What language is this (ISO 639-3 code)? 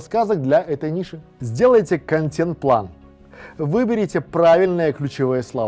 rus